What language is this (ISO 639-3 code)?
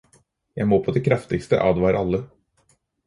nob